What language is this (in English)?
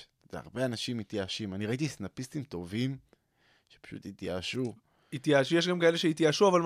Hebrew